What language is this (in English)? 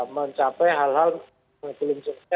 Indonesian